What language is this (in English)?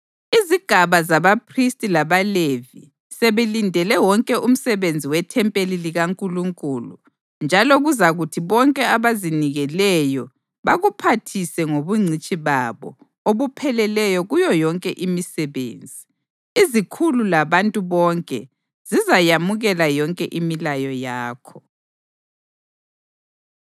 North Ndebele